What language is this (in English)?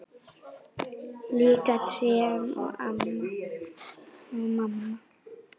Icelandic